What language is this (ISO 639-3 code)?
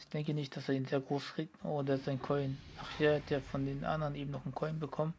deu